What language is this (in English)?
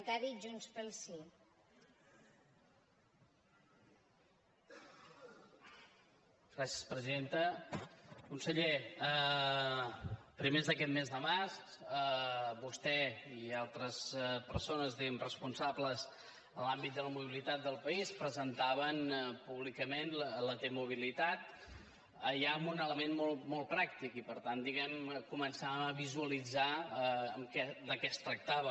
Catalan